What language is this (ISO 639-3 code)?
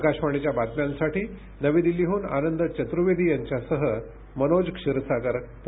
mar